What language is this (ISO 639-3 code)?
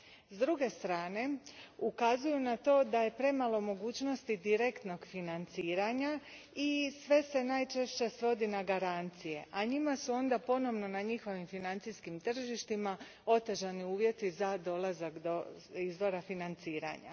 hrv